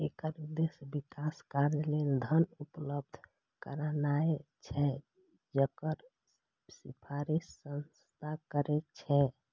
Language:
Maithili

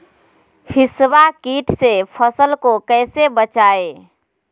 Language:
Magahi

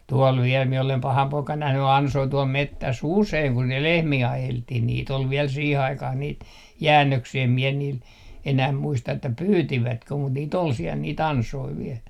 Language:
Finnish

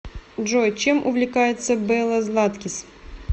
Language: Russian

